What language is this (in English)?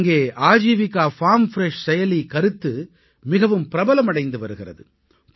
Tamil